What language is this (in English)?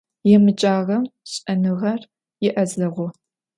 Adyghe